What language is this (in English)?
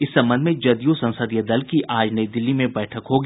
Hindi